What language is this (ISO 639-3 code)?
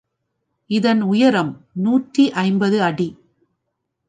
tam